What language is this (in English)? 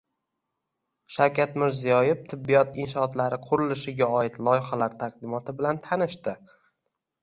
Uzbek